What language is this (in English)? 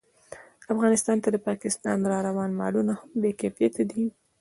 Pashto